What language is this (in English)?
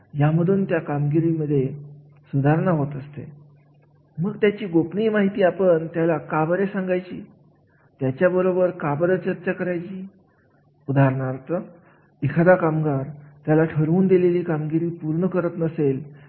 Marathi